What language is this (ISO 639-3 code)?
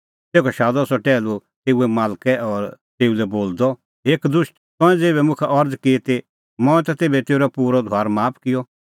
kfx